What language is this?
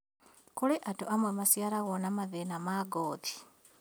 Kikuyu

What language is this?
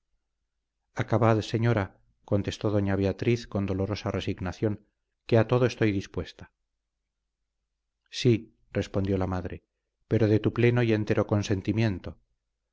Spanish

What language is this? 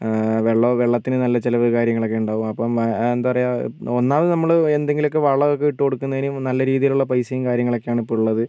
Malayalam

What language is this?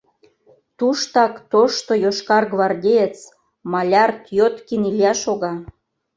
Mari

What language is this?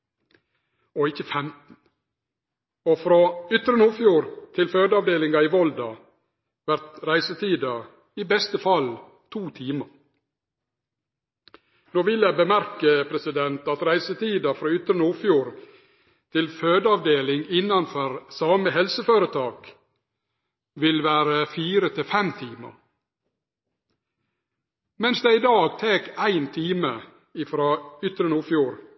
Norwegian Nynorsk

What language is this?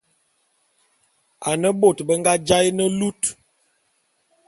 Bulu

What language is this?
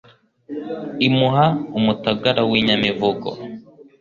Kinyarwanda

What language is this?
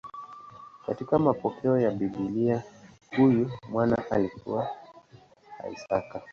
Swahili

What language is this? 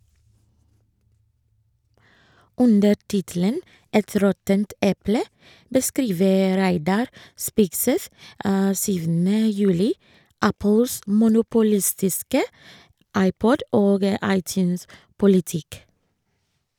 Norwegian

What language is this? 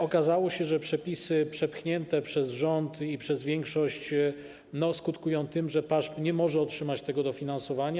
Polish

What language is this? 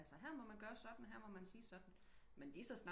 Danish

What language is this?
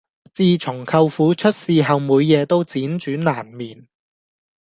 Cantonese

